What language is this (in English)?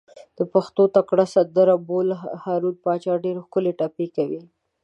Pashto